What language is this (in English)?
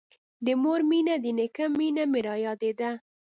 Pashto